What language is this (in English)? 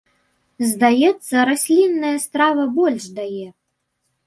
Belarusian